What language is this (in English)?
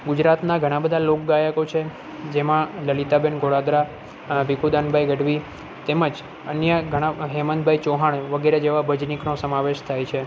Gujarati